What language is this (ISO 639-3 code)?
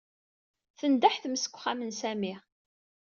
kab